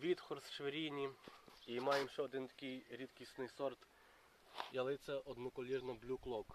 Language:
Ukrainian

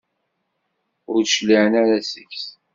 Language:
Kabyle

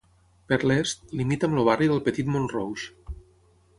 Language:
Catalan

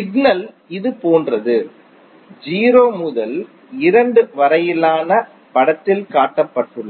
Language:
Tamil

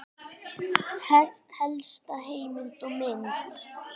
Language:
Icelandic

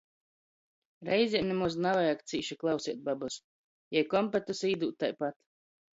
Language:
Latgalian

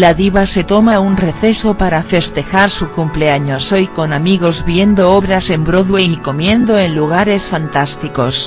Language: Spanish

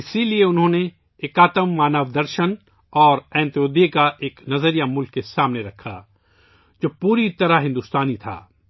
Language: Urdu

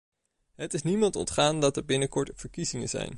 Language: Dutch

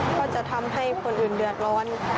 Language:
Thai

